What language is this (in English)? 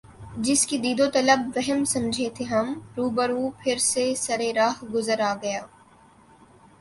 Urdu